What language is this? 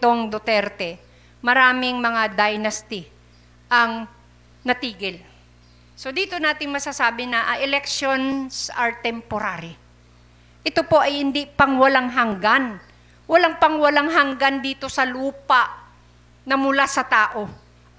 Filipino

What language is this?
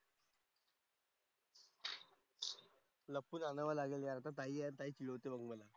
Marathi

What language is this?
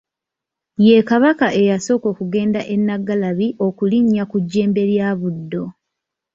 Ganda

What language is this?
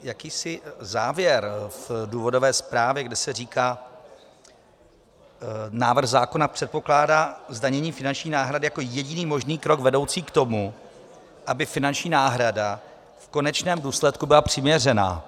Czech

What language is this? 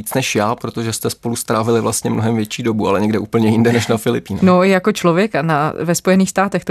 Czech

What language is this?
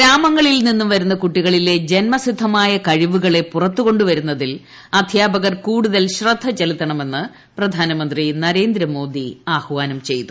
Malayalam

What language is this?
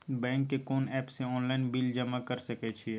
Maithili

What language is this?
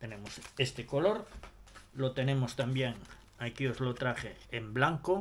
Spanish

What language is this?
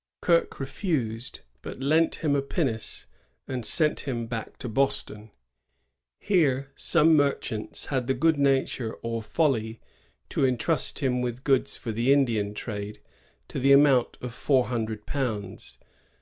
English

